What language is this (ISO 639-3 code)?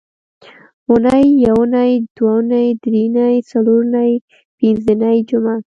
pus